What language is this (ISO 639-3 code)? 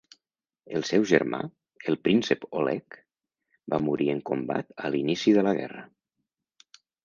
cat